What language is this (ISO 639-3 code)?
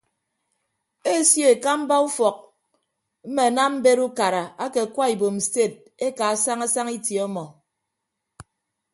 ibb